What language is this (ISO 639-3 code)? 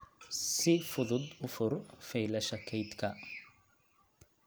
som